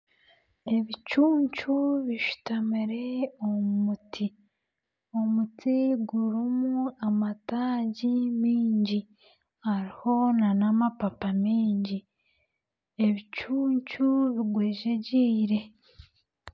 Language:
Nyankole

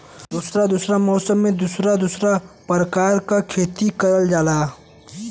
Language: Bhojpuri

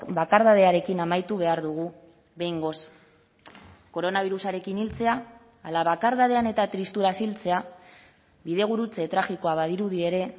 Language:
Basque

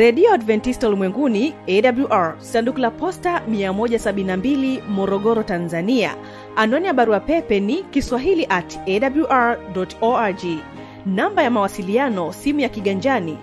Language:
Swahili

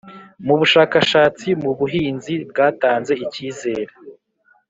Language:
Kinyarwanda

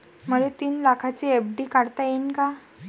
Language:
Marathi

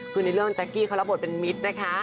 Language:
Thai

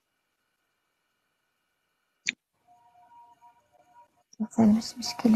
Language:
Arabic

